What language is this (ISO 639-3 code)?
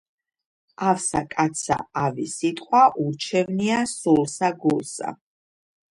kat